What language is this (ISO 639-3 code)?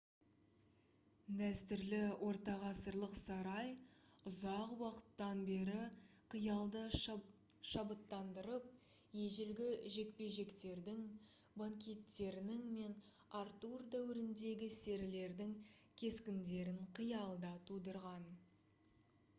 kaz